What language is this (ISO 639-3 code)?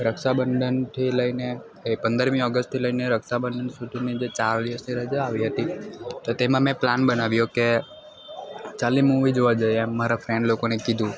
guj